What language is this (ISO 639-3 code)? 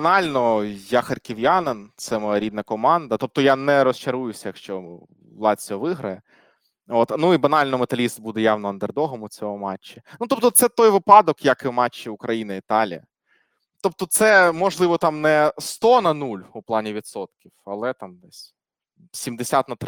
ukr